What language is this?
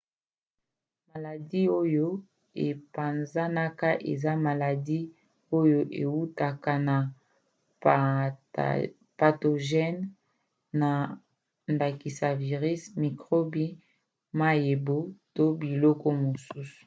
Lingala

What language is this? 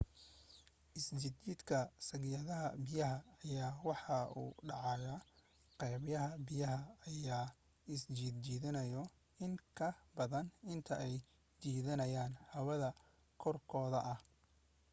Somali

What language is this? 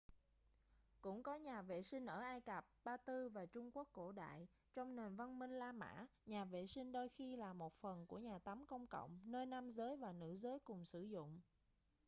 Vietnamese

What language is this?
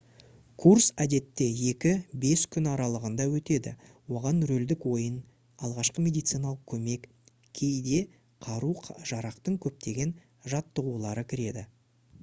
Kazakh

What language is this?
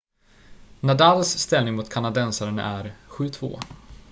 Swedish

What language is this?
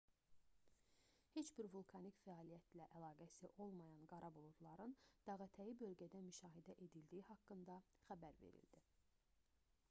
Azerbaijani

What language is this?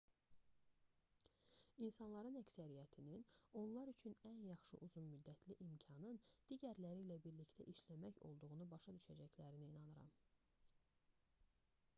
Azerbaijani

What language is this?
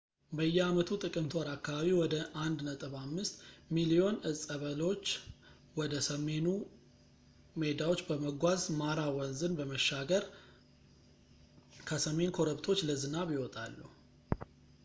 Amharic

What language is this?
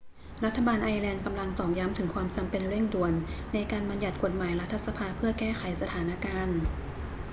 Thai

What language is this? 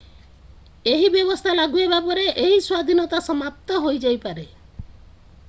Odia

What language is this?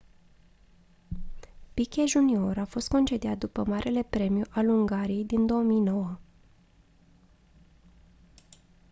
Romanian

